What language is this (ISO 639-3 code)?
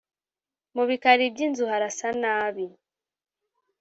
kin